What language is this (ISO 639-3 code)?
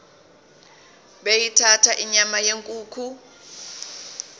zul